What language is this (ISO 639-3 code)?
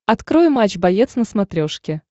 rus